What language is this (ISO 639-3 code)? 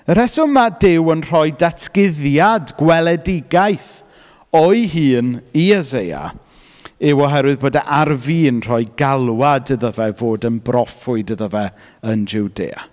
cym